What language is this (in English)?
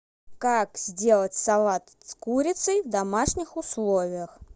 Russian